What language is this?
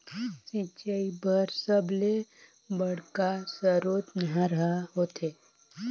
Chhattisgarhi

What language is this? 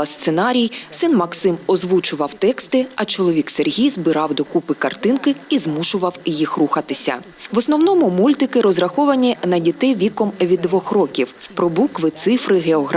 Ukrainian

